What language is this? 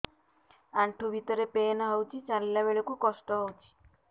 Odia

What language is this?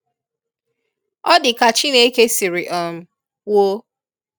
Igbo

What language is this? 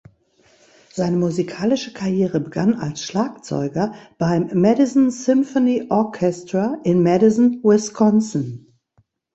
German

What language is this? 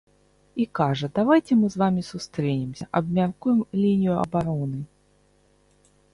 Belarusian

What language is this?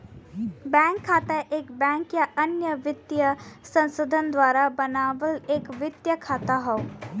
Bhojpuri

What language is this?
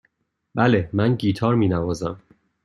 Persian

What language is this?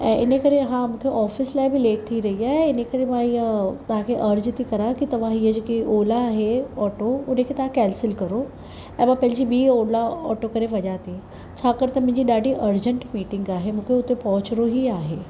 Sindhi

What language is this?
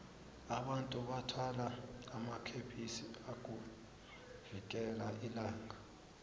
South Ndebele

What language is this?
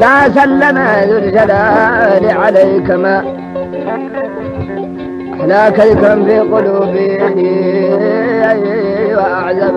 Arabic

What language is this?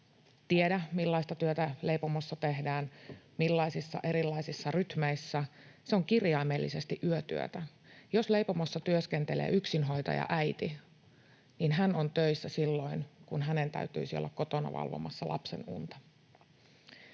Finnish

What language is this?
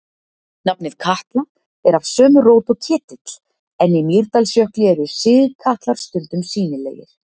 Icelandic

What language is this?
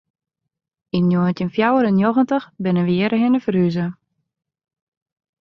Western Frisian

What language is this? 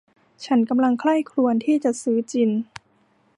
Thai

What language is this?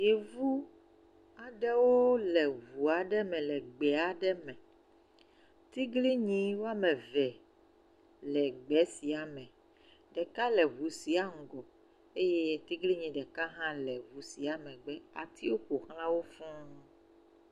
Ewe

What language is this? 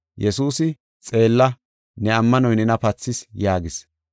Gofa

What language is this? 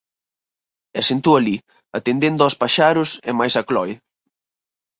Galician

